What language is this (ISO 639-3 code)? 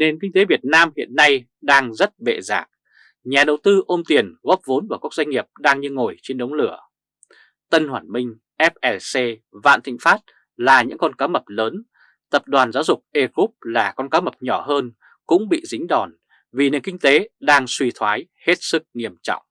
vie